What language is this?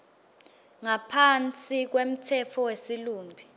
Swati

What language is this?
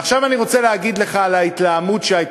Hebrew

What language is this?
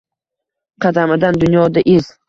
Uzbek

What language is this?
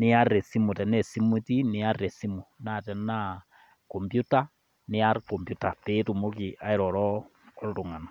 Masai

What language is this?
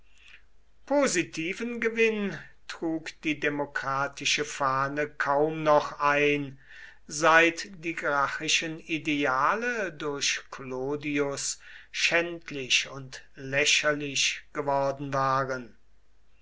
German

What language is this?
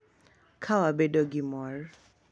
Luo (Kenya and Tanzania)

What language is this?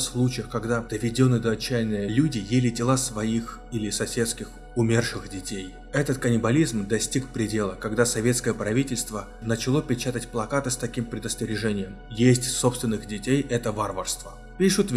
Russian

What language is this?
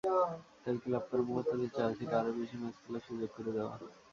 Bangla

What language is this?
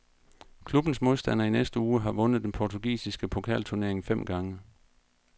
Danish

